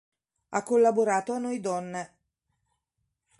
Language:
Italian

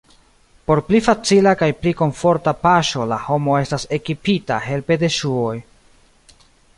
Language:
Esperanto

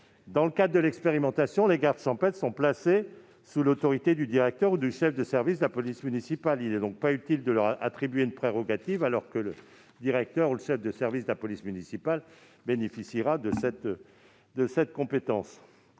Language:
French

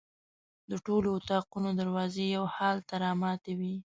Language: Pashto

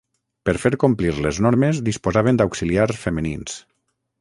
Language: Catalan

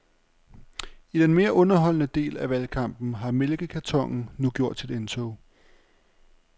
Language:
Danish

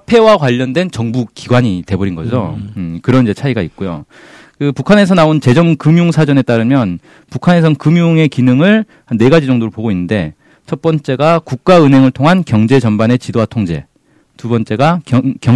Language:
Korean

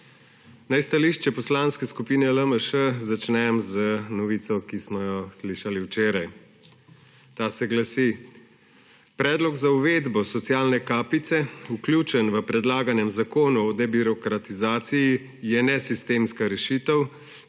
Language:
Slovenian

